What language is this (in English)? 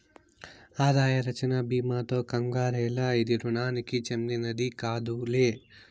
Telugu